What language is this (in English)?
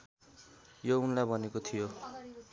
Nepali